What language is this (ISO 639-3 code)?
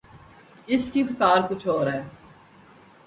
urd